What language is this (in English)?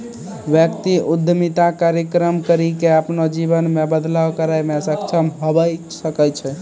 Maithili